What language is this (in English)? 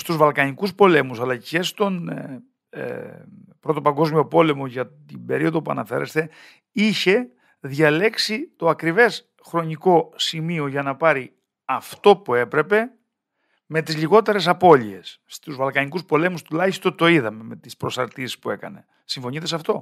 Greek